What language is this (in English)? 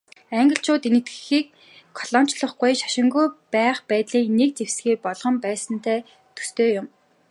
Mongolian